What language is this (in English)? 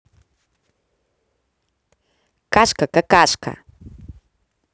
Russian